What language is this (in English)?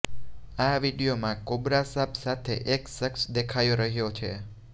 Gujarati